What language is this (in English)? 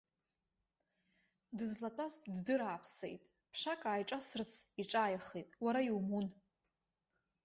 Abkhazian